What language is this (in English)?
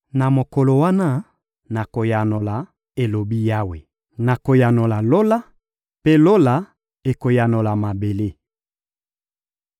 Lingala